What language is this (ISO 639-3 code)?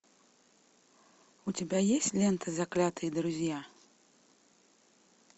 rus